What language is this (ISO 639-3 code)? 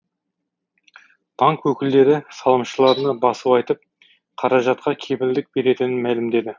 kaz